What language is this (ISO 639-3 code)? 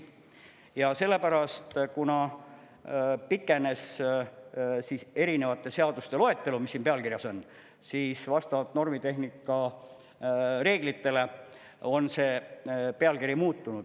est